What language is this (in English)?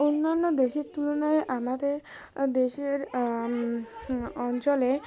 Bangla